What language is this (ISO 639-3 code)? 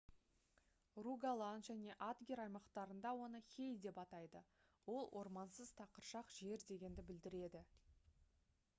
kaz